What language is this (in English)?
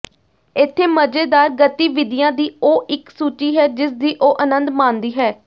Punjabi